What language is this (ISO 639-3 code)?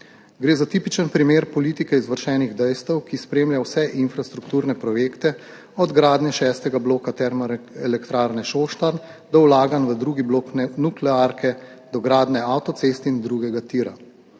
slv